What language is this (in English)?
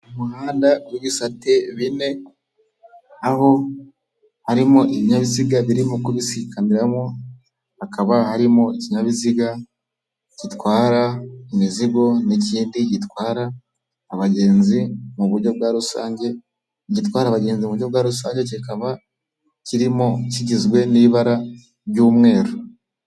Kinyarwanda